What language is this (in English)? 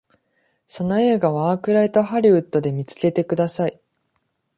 Japanese